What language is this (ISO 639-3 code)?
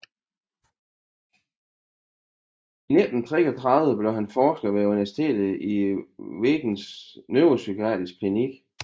dan